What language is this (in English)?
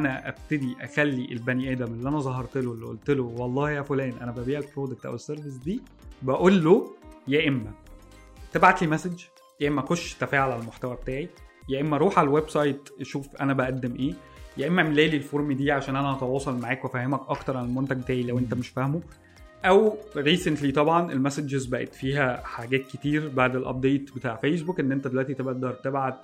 Arabic